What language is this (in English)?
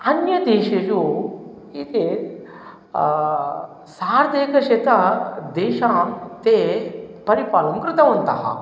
Sanskrit